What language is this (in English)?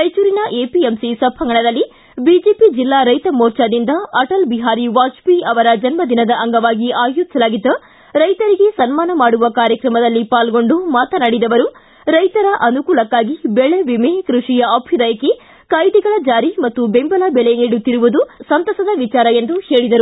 Kannada